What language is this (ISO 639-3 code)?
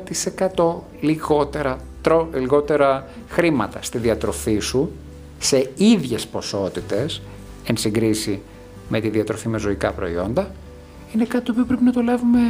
ell